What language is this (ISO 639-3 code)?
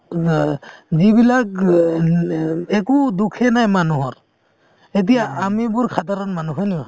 asm